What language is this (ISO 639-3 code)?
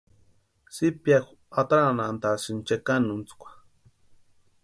pua